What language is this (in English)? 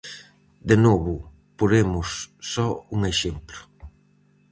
Galician